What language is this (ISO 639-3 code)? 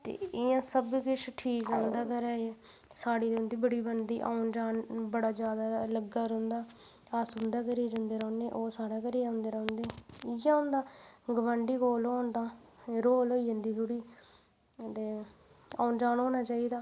doi